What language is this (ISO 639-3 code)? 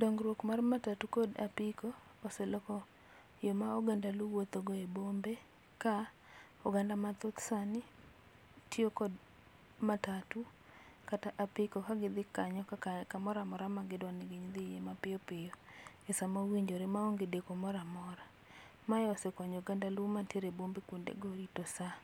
luo